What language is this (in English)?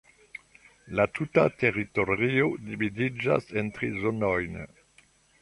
Esperanto